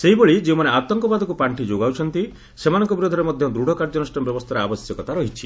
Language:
Odia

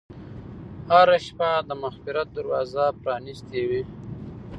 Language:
Pashto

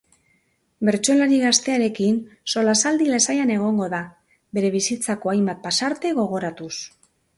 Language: Basque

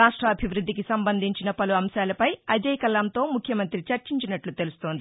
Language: Telugu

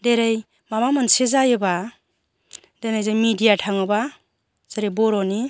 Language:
Bodo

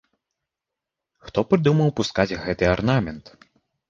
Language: Belarusian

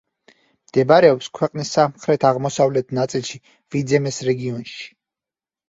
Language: Georgian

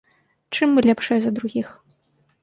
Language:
Belarusian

